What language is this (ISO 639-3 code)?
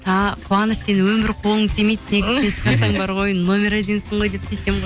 kaz